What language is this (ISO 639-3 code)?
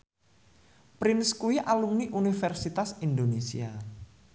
jav